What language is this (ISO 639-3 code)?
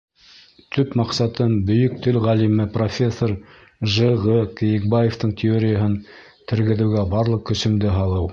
bak